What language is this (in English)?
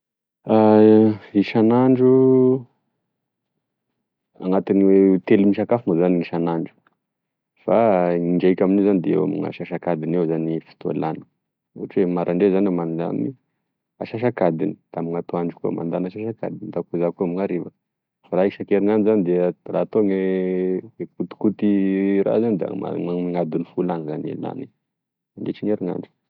Tesaka Malagasy